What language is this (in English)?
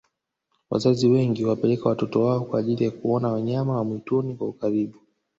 Swahili